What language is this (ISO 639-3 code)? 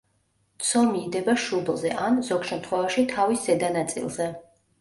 kat